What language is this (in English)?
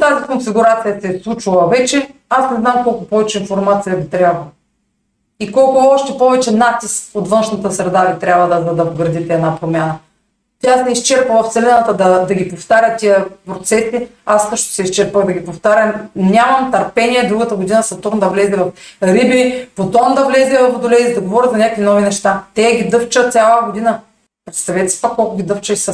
Bulgarian